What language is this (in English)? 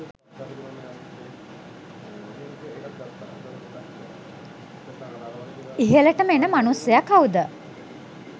Sinhala